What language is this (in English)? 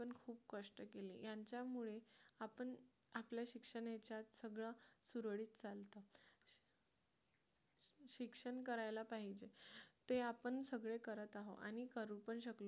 Marathi